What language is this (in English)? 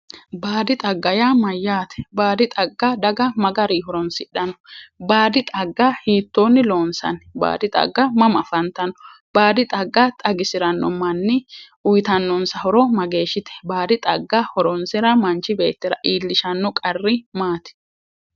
Sidamo